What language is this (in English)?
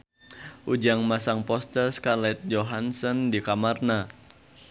Sundanese